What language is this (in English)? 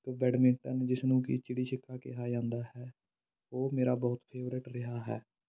Punjabi